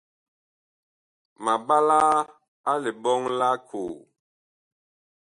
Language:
Bakoko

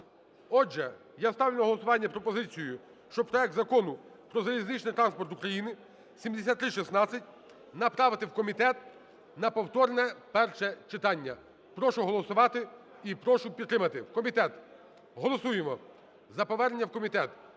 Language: Ukrainian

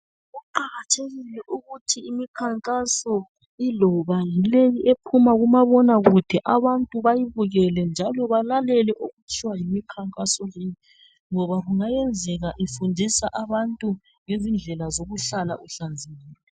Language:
North Ndebele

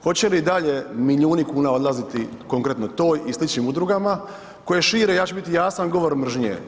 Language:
Croatian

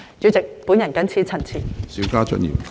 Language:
Cantonese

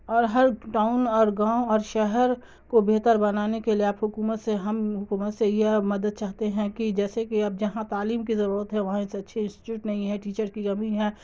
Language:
Urdu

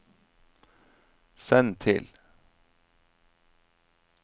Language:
Norwegian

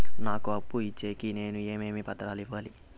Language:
Telugu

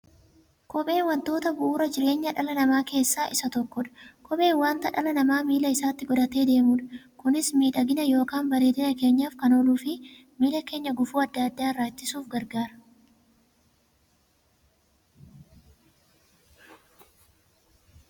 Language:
Oromo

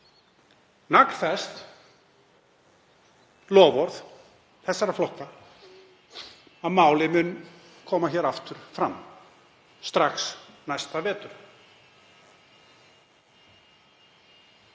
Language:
Icelandic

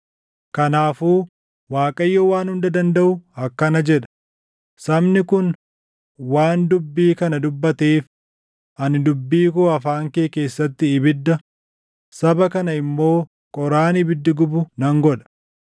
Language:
Oromo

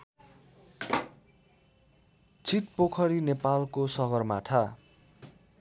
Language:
Nepali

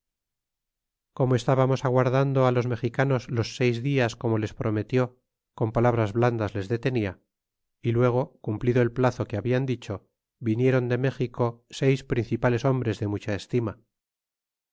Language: Spanish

